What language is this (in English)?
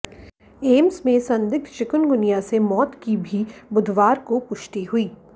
Hindi